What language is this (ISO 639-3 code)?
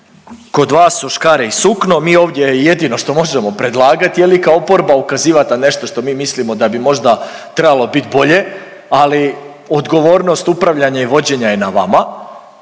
hrv